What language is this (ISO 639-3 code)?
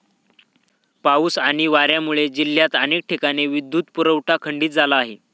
mar